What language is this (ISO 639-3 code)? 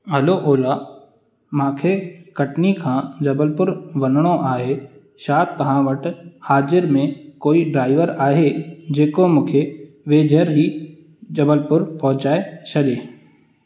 snd